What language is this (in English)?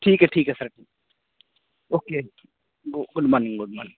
Urdu